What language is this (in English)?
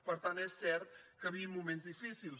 Catalan